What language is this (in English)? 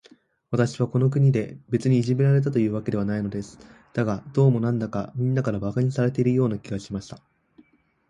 Japanese